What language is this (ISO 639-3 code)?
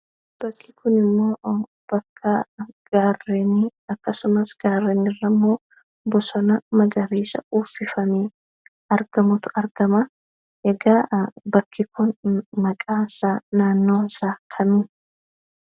orm